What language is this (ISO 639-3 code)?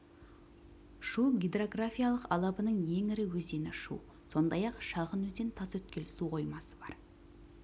kaz